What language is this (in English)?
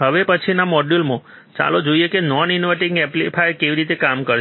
Gujarati